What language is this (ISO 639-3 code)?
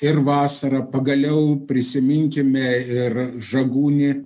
lit